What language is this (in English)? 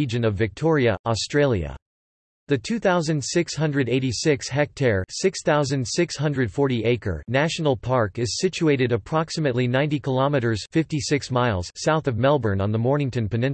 English